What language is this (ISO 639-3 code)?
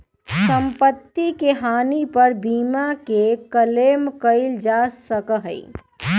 mag